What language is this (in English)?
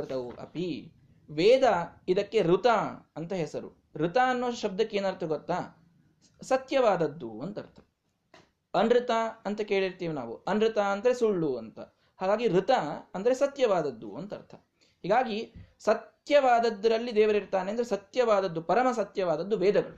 Kannada